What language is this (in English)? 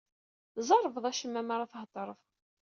Kabyle